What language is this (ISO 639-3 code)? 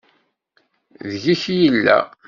kab